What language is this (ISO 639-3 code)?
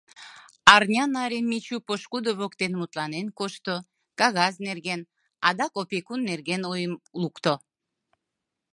chm